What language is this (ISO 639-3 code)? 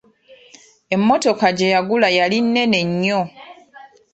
lug